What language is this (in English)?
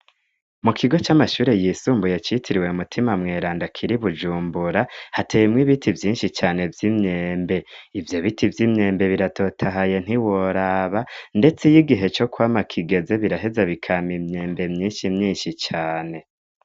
Rundi